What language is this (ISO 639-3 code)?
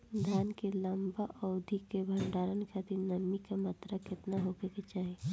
bho